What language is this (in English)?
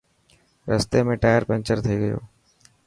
Dhatki